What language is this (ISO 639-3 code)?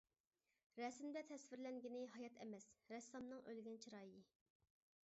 uig